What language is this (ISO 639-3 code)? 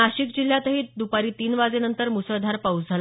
mar